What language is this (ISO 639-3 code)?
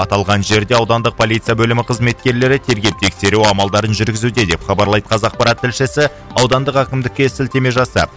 kaz